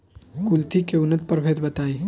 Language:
Bhojpuri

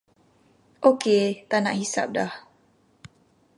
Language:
Malay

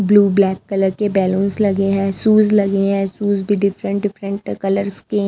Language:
Hindi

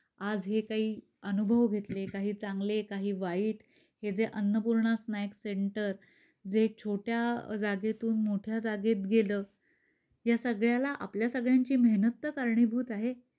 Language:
Marathi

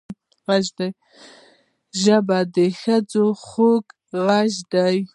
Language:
Pashto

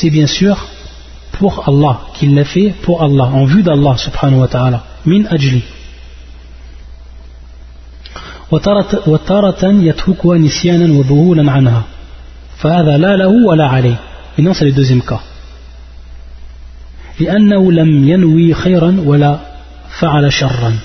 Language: French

